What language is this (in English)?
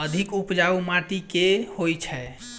Maithili